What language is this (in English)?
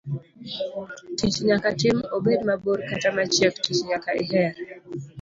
Luo (Kenya and Tanzania)